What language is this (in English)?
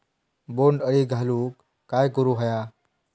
Marathi